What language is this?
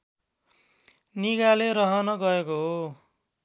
Nepali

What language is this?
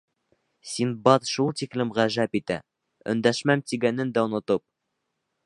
Bashkir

